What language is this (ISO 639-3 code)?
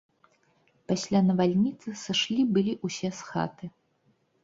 bel